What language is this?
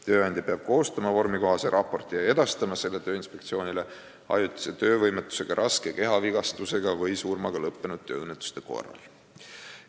Estonian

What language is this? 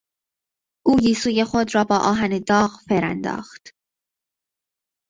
Persian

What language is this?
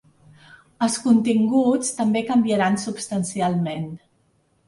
Catalan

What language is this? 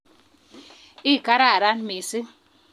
Kalenjin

